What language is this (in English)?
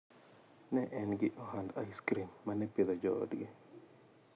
Luo (Kenya and Tanzania)